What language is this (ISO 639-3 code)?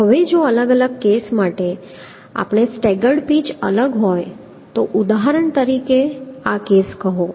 guj